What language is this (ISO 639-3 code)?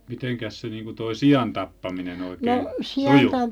fin